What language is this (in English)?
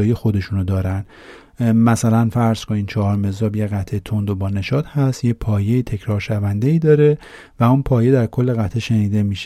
Persian